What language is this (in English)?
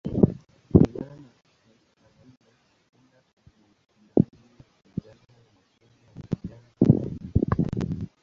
Swahili